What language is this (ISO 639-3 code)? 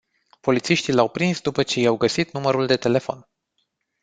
ron